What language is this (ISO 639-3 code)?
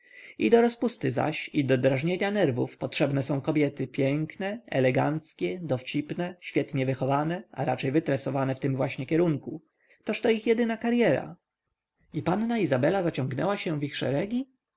pol